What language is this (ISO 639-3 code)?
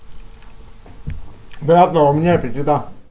rus